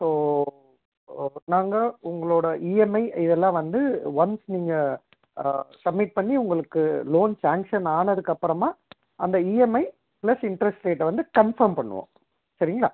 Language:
Tamil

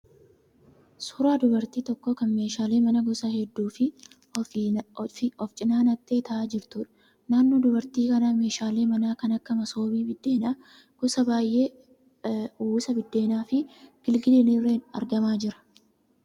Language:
Oromo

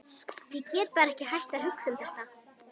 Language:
Icelandic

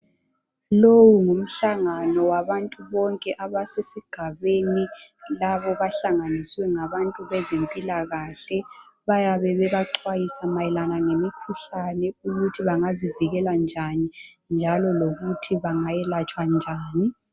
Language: North Ndebele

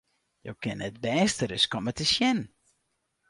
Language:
Western Frisian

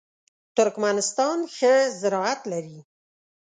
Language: Pashto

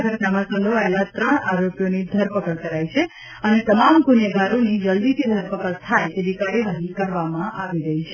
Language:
Gujarati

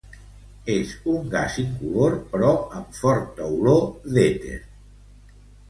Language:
Catalan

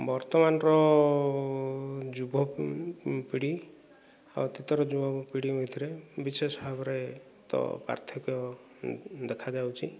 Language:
Odia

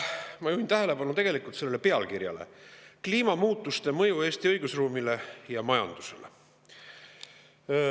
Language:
Estonian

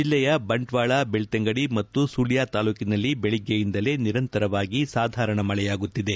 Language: Kannada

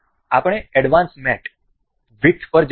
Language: Gujarati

